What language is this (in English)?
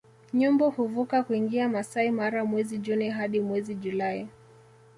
Swahili